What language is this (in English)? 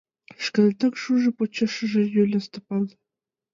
Mari